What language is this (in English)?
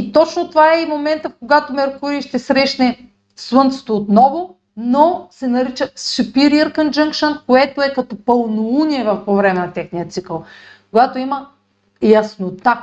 Bulgarian